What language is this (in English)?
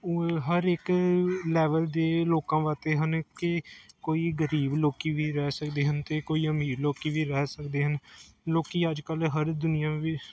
Punjabi